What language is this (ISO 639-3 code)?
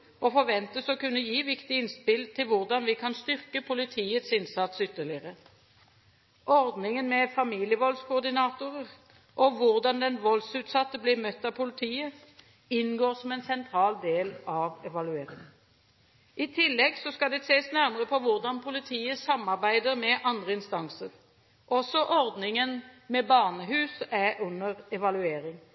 nob